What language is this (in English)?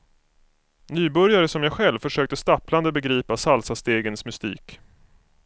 Swedish